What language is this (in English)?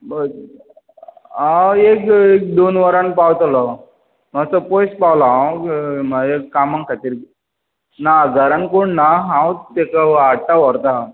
Konkani